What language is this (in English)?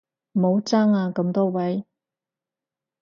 Cantonese